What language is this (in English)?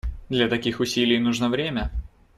Russian